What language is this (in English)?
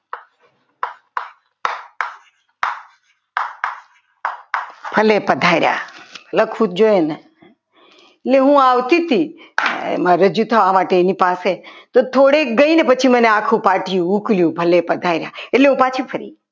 Gujarati